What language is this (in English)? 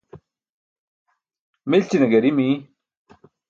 Burushaski